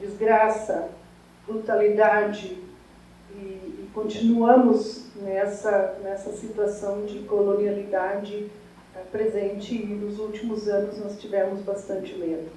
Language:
Portuguese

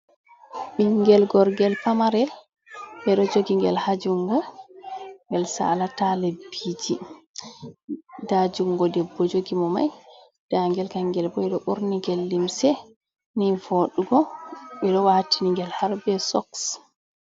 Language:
Fula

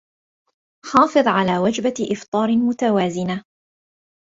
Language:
Arabic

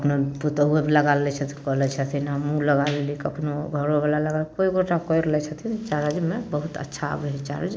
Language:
Maithili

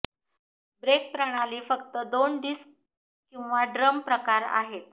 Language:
Marathi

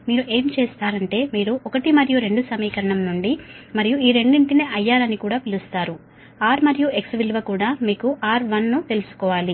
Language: Telugu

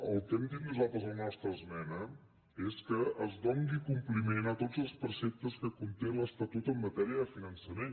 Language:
Catalan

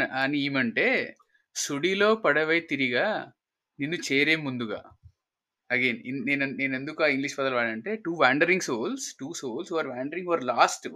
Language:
Telugu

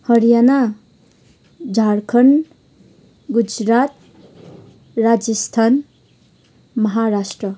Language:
Nepali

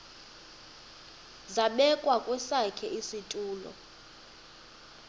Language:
Xhosa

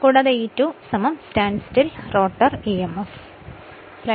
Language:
Malayalam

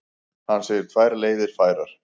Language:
Icelandic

